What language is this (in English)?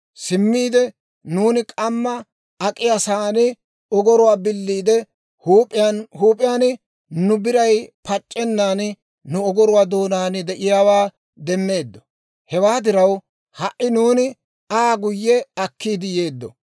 Dawro